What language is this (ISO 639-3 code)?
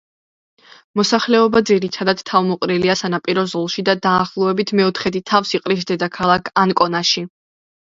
kat